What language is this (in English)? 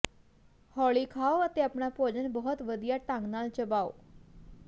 Punjabi